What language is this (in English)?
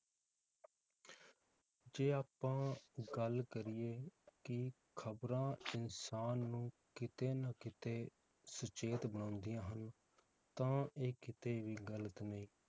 Punjabi